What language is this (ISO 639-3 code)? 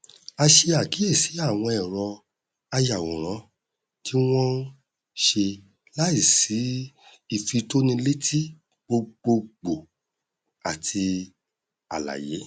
yor